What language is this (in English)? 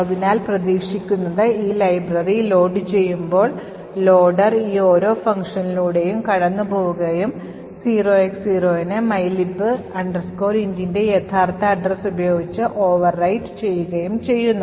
Malayalam